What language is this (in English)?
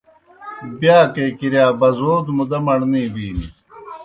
Kohistani Shina